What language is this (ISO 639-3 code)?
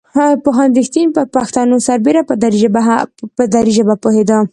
pus